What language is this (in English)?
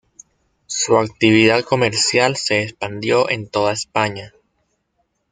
Spanish